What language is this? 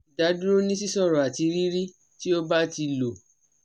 Yoruba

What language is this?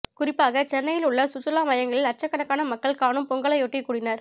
Tamil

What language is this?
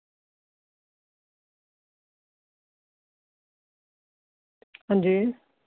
Dogri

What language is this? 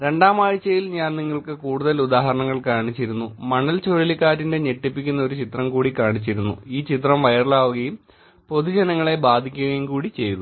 Malayalam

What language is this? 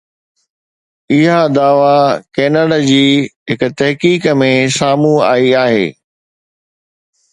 Sindhi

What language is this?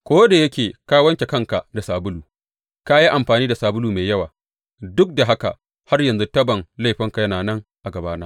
Hausa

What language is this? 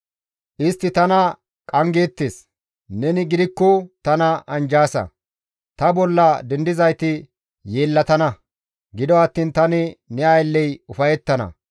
Gamo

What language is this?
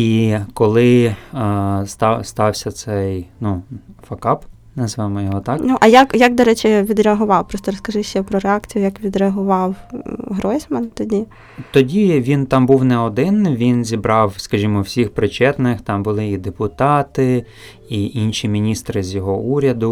Ukrainian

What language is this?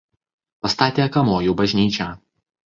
Lithuanian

